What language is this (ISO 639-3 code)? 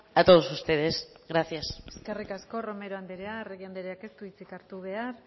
eus